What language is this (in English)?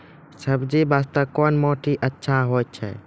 Maithili